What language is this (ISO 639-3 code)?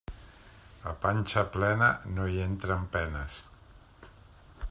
cat